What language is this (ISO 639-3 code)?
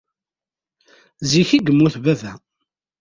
kab